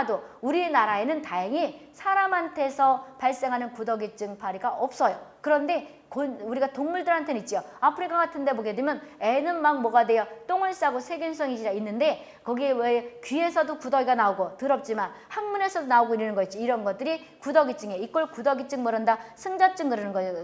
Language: Korean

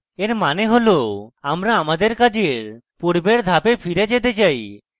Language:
Bangla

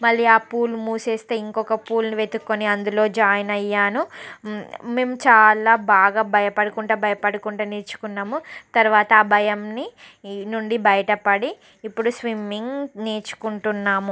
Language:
Telugu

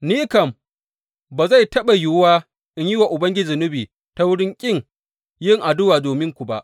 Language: Hausa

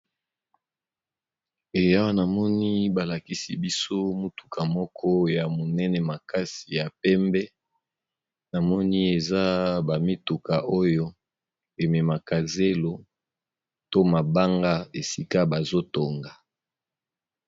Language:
Lingala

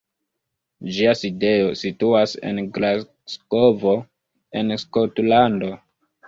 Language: Esperanto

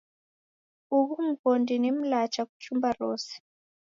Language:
Taita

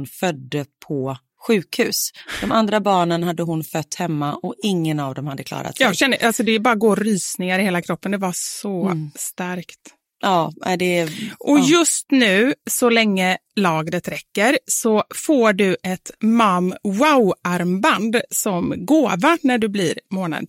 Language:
Swedish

